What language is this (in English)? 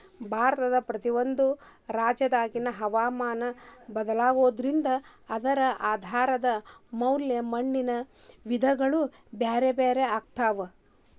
Kannada